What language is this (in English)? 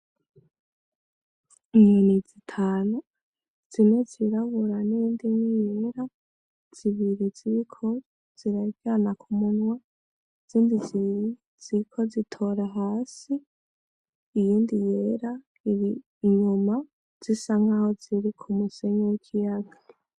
Rundi